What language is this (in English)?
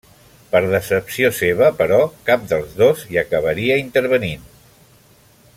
Catalan